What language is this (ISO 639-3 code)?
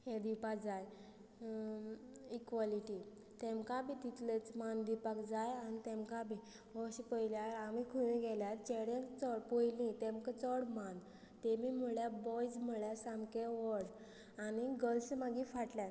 kok